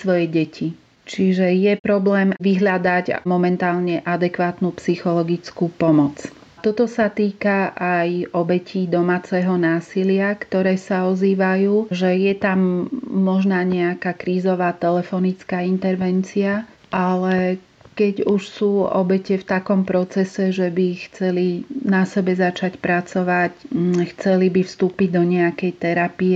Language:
Slovak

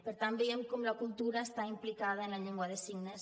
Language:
Catalan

